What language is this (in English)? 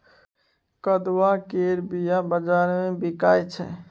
Maithili